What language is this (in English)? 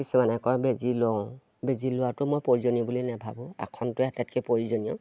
Assamese